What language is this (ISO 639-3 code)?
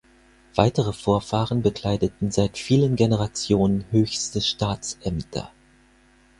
deu